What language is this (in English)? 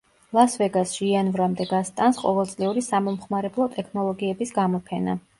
Georgian